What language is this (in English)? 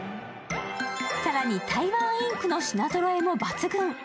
Japanese